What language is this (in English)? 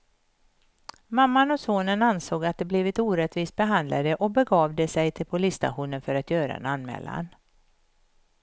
Swedish